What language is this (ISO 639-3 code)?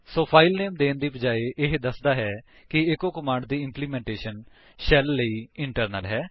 pan